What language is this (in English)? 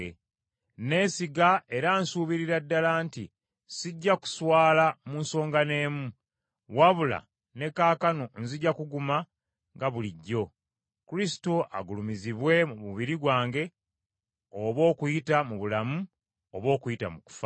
Ganda